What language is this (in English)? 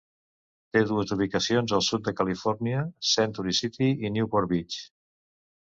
Catalan